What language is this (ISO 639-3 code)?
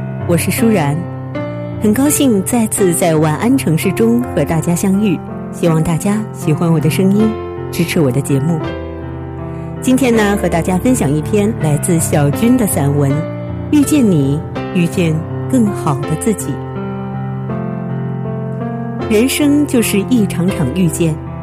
zho